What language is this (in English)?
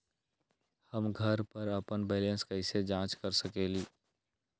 Magahi